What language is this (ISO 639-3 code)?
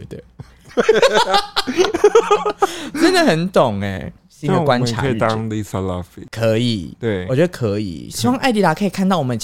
zho